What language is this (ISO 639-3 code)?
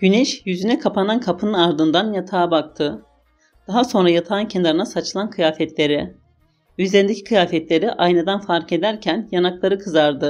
tur